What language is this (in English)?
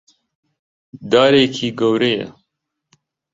Central Kurdish